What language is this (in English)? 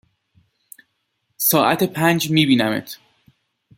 Persian